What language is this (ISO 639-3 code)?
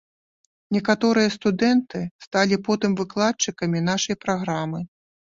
bel